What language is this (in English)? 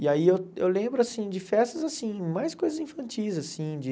Portuguese